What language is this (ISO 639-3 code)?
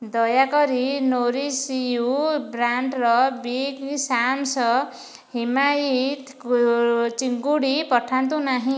ori